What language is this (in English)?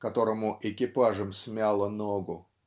Russian